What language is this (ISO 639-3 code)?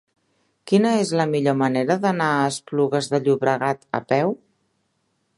cat